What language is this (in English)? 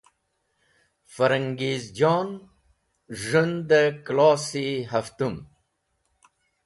Wakhi